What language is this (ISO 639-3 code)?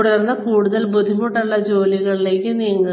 mal